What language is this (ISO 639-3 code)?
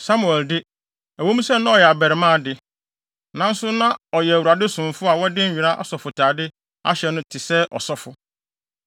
aka